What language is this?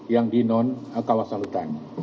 Indonesian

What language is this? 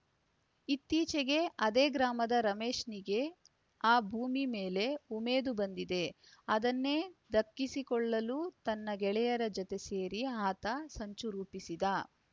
Kannada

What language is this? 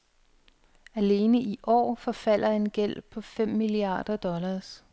Danish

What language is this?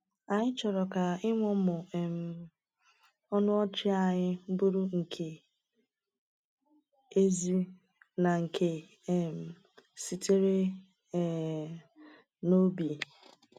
Igbo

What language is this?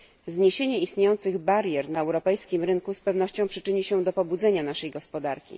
Polish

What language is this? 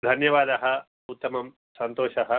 Sanskrit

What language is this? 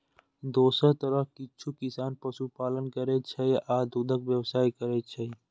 Maithili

